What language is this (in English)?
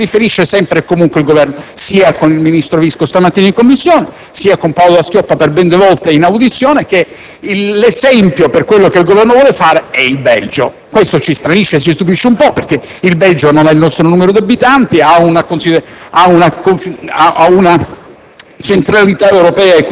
Italian